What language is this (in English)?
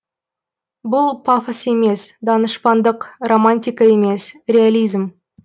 Kazakh